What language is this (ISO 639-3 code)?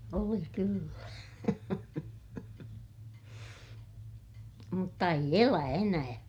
fin